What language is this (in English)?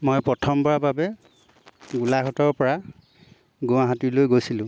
Assamese